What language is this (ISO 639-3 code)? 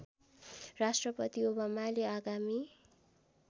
nep